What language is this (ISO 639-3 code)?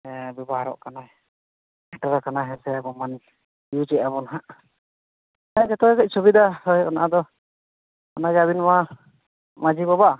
sat